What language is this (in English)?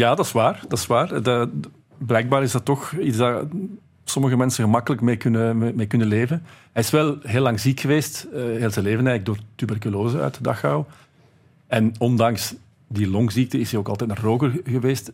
Dutch